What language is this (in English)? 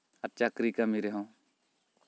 Santali